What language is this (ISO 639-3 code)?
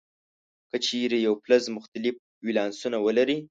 pus